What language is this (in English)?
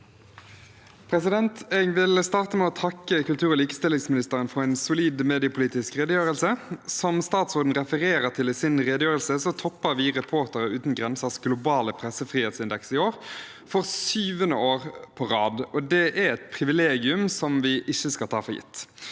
Norwegian